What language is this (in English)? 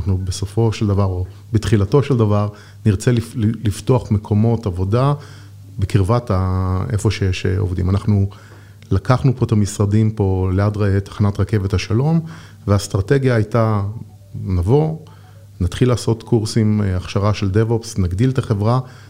Hebrew